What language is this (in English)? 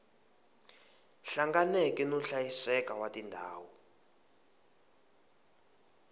Tsonga